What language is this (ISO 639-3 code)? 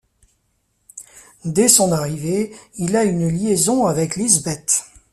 fra